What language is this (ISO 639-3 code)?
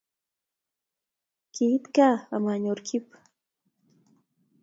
kln